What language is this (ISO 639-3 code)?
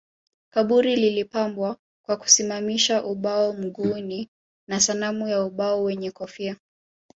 swa